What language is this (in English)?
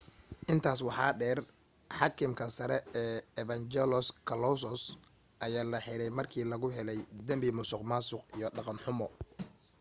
Somali